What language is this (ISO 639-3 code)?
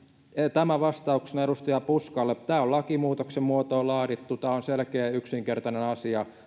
fin